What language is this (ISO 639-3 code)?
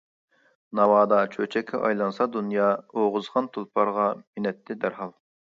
uig